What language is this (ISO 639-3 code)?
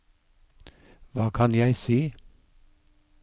nor